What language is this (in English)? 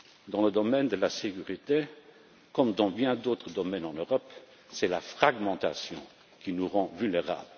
French